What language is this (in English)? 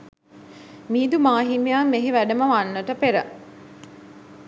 Sinhala